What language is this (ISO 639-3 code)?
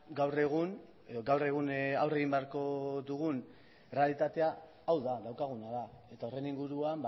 eus